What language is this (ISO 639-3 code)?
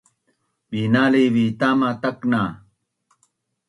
bnn